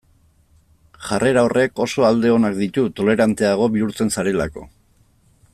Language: Basque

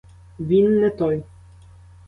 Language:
Ukrainian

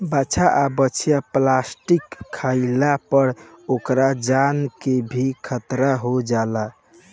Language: Bhojpuri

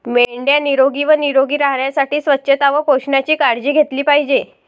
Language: Marathi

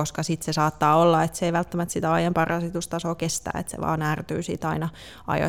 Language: Finnish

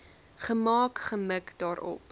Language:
Afrikaans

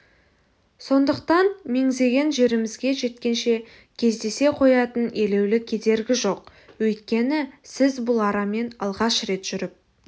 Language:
Kazakh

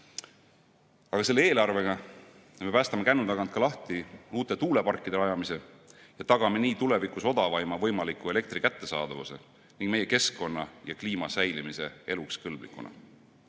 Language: Estonian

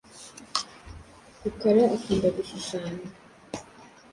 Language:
Kinyarwanda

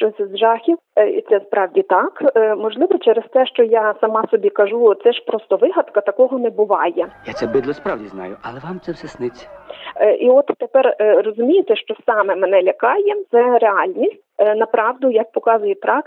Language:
Ukrainian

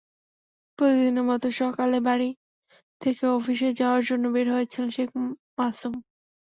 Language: Bangla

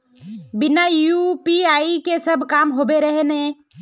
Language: Magahi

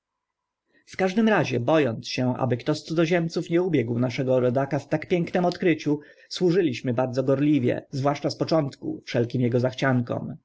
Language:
Polish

